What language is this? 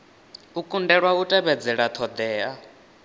Venda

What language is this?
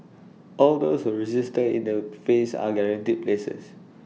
English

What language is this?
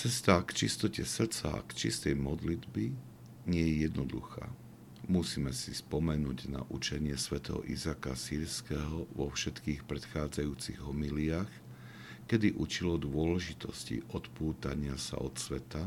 Slovak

